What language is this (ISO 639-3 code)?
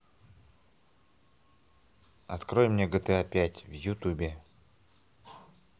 rus